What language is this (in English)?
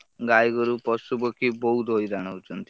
Odia